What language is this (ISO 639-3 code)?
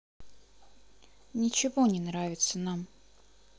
rus